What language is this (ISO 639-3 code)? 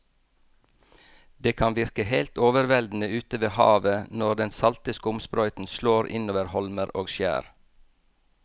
nor